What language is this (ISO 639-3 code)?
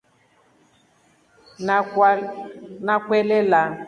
rof